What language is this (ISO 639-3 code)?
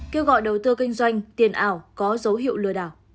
vie